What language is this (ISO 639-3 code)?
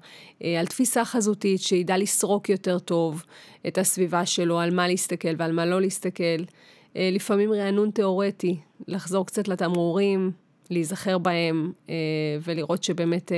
heb